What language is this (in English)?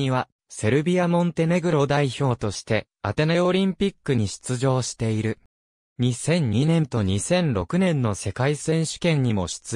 Japanese